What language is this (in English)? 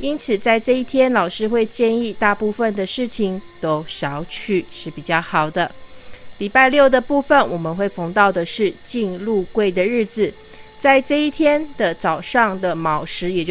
Chinese